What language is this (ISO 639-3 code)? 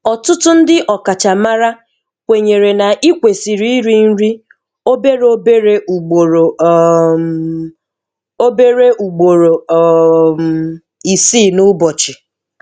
ibo